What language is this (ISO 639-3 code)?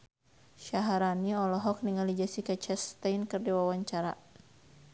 sun